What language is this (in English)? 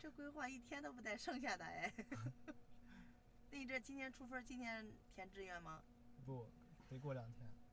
Chinese